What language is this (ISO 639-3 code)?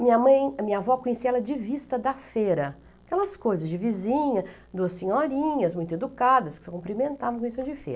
por